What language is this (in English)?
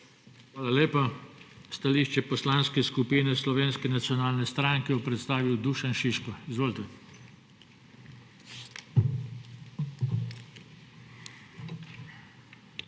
Slovenian